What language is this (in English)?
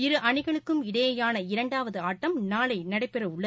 Tamil